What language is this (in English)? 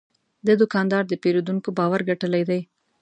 Pashto